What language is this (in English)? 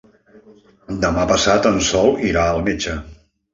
Catalan